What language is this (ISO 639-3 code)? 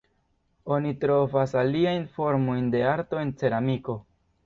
epo